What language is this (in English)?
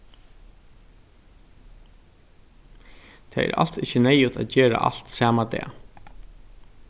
Faroese